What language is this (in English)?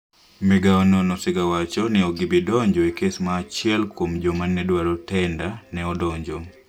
Luo (Kenya and Tanzania)